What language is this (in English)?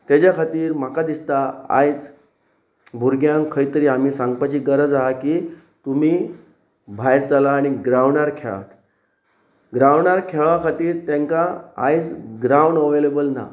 Konkani